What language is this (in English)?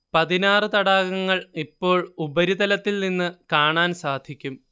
Malayalam